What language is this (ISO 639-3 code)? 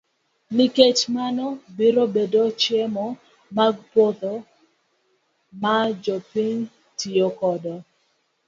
luo